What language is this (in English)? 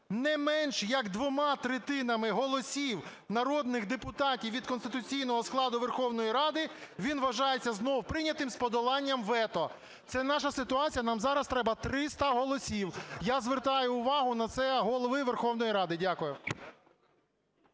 Ukrainian